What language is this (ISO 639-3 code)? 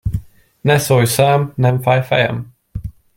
hun